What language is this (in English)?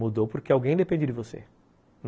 Portuguese